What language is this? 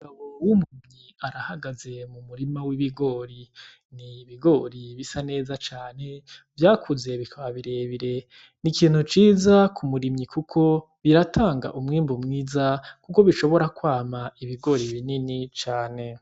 Rundi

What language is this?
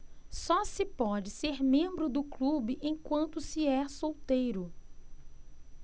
Portuguese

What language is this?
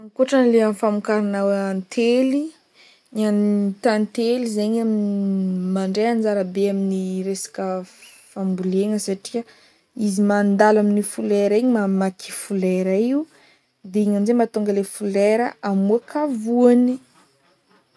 Northern Betsimisaraka Malagasy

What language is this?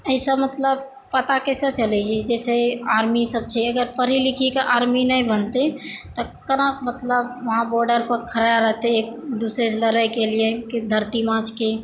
Maithili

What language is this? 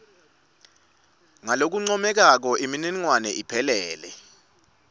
Swati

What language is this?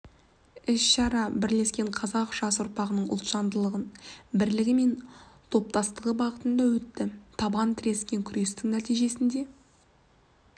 Kazakh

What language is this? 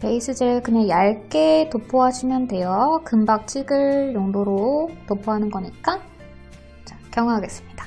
Korean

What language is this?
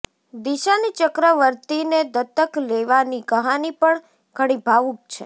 Gujarati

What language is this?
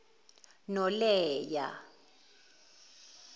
Zulu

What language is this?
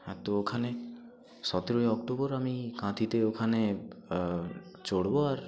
Bangla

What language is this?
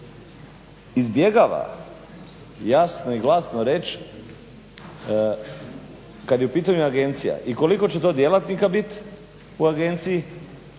Croatian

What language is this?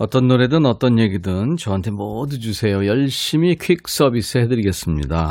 Korean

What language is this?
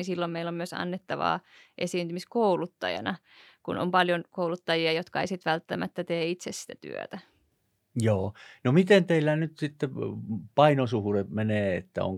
Finnish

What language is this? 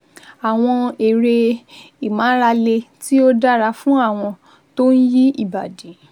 Yoruba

